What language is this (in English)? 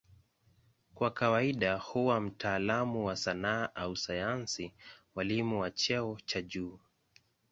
Swahili